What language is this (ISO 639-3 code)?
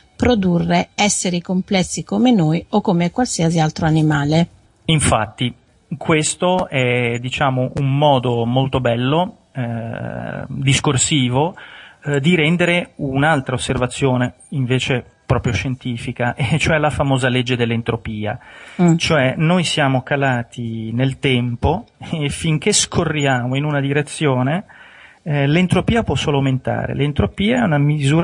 ita